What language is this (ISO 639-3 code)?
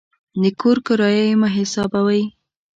pus